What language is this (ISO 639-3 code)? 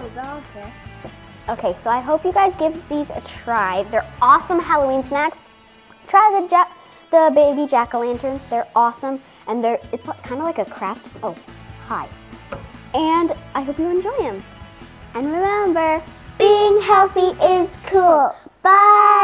eng